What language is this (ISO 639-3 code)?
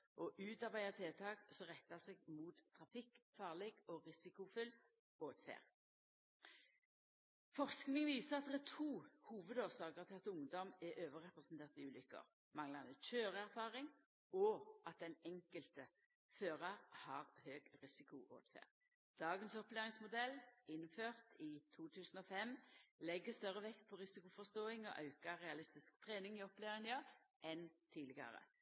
nno